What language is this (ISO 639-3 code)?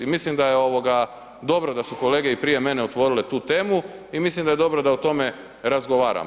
hrv